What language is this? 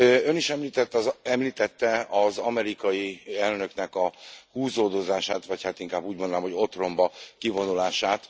Hungarian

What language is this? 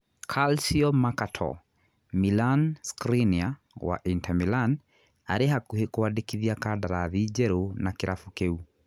Kikuyu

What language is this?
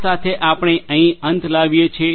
Gujarati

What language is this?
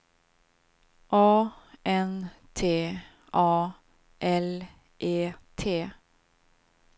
Swedish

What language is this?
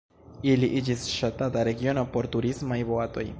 Esperanto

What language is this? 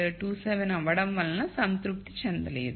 Telugu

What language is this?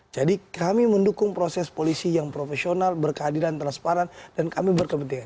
Indonesian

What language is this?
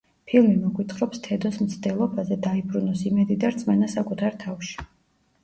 Georgian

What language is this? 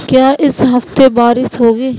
Urdu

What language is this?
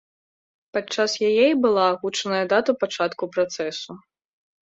Belarusian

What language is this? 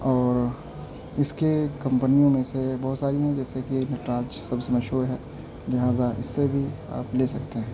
Urdu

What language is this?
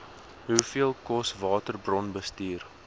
Afrikaans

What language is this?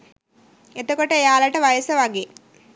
Sinhala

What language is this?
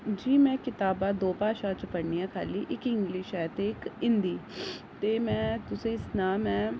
Dogri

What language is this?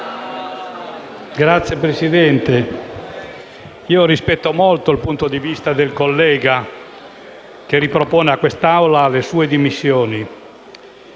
Italian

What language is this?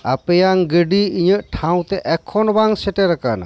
Santali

